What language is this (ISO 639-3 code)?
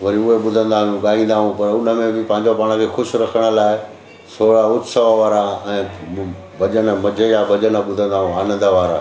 snd